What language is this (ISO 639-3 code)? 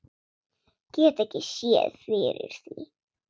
isl